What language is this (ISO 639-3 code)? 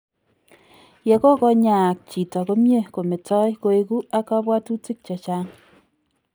kln